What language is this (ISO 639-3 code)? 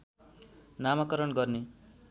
nep